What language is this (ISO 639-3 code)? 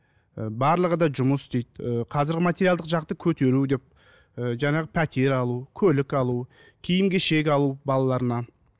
kaz